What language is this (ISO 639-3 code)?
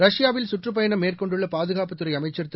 tam